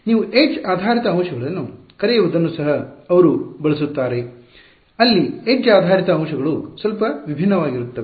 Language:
Kannada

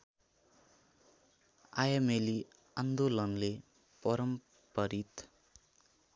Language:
Nepali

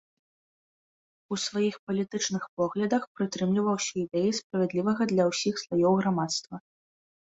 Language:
Belarusian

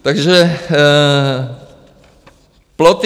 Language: Czech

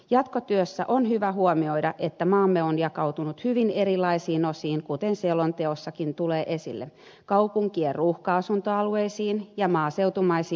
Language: Finnish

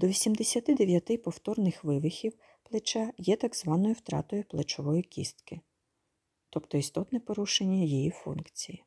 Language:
Ukrainian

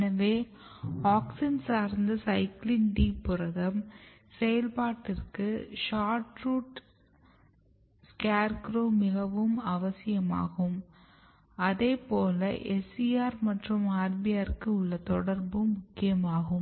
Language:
Tamil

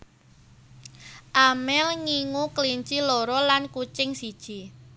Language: Javanese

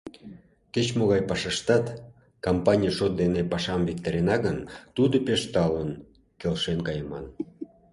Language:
Mari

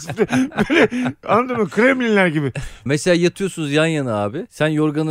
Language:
Turkish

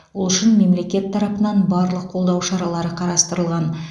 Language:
Kazakh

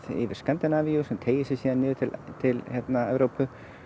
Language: Icelandic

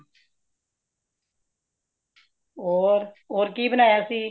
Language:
Punjabi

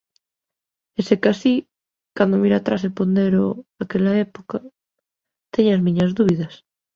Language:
Galician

